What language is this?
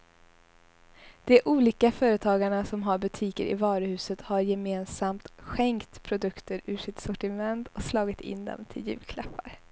Swedish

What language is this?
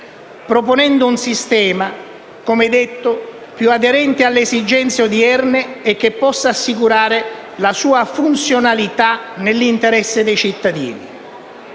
Italian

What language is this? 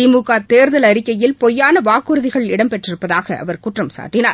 Tamil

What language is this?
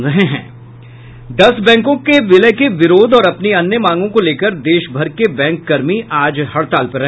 Hindi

